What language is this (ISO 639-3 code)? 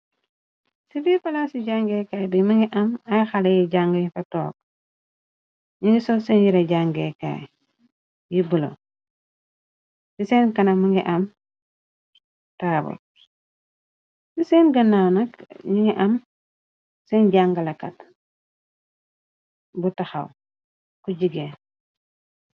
wol